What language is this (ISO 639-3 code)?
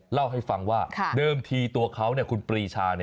tha